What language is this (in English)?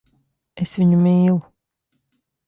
Latvian